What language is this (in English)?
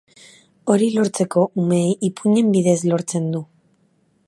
Basque